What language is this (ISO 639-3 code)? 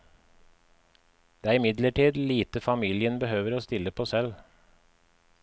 nor